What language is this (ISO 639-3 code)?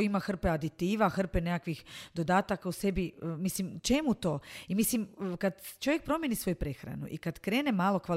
hrv